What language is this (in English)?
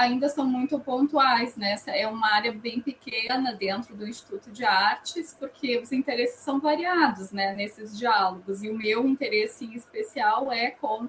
Portuguese